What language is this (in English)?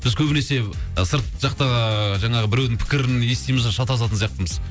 Kazakh